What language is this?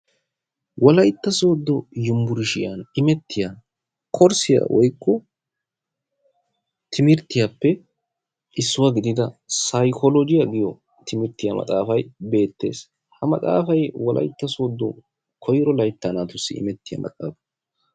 Wolaytta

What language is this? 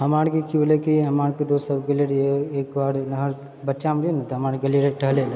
Maithili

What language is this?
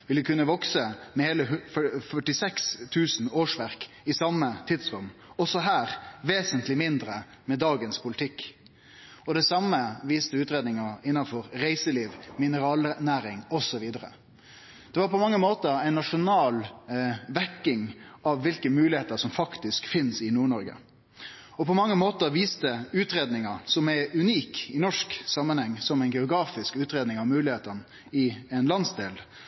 Norwegian Nynorsk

